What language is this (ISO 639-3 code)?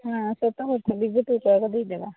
ori